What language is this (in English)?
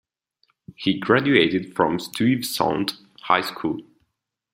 English